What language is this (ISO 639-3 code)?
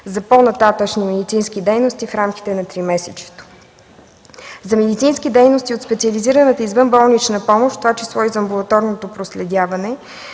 bul